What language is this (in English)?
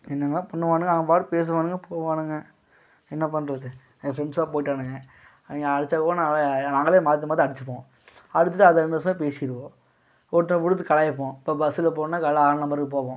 Tamil